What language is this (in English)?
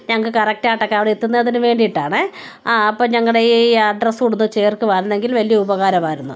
Malayalam